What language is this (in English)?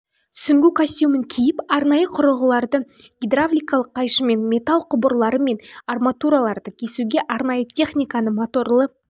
Kazakh